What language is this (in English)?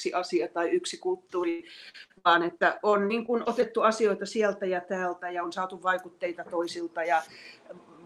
Finnish